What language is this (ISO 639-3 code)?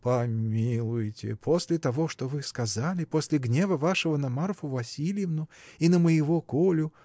rus